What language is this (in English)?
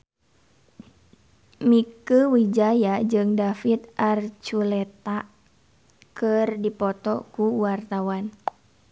Sundanese